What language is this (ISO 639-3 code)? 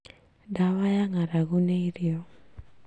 kik